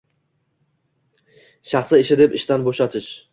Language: Uzbek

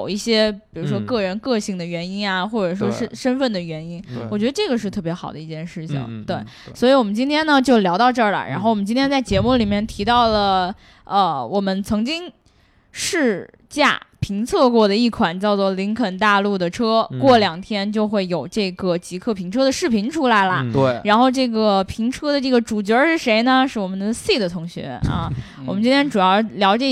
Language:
Chinese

